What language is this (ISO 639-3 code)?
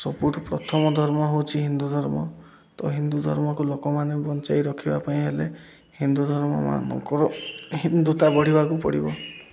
ori